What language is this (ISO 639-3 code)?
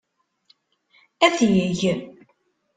kab